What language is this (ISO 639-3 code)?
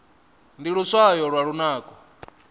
ven